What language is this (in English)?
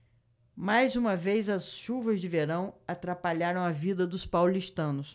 Portuguese